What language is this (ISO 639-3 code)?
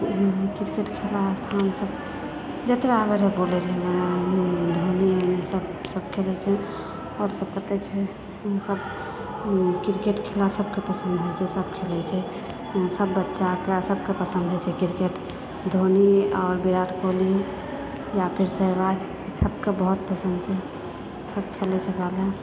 mai